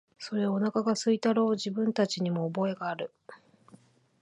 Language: Japanese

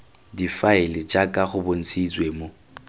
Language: Tswana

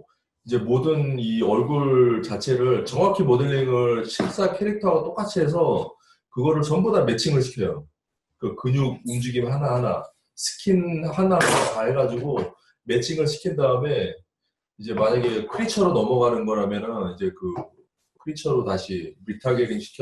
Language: Korean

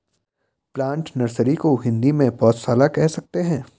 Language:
Hindi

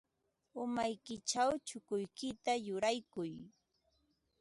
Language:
Ambo-Pasco Quechua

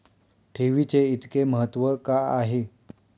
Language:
Marathi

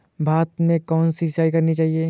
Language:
Hindi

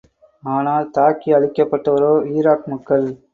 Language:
Tamil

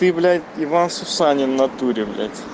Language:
Russian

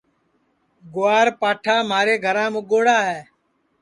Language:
Sansi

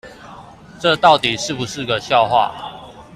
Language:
Chinese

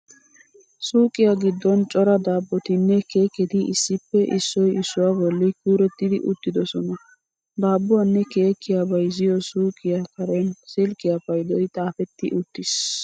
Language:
Wolaytta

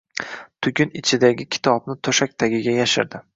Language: Uzbek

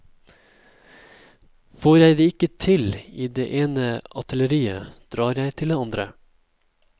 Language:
Norwegian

